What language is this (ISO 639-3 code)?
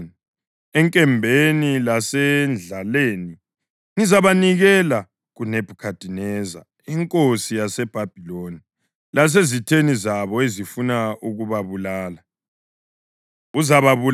nde